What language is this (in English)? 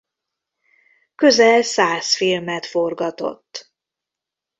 Hungarian